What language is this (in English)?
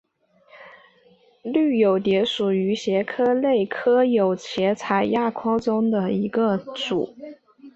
Chinese